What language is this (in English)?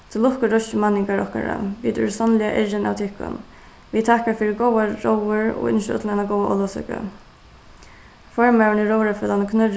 Faroese